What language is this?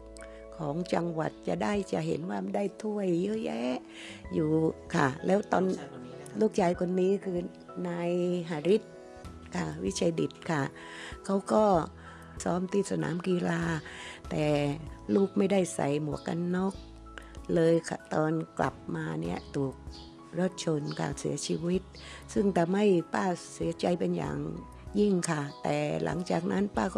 Thai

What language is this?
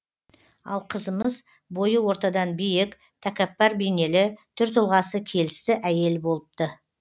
Kazakh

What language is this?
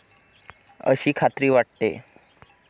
Marathi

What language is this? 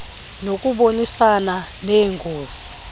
Xhosa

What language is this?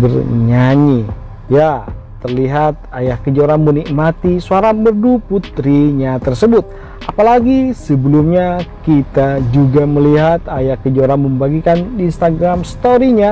Indonesian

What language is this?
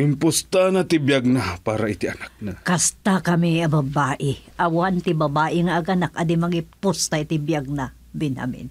Filipino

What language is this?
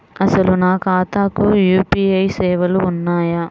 Telugu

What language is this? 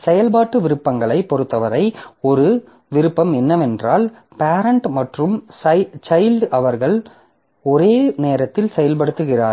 Tamil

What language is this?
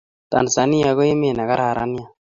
Kalenjin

